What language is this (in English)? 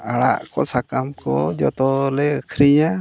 Santali